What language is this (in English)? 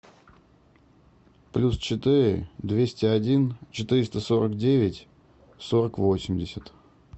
Russian